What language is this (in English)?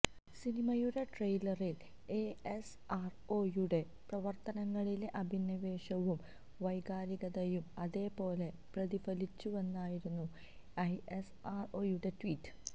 Malayalam